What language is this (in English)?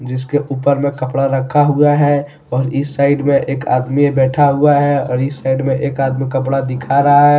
Hindi